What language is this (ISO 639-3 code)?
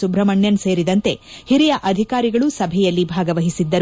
kan